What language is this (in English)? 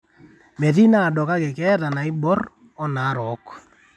Masai